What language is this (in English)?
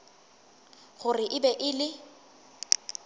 Northern Sotho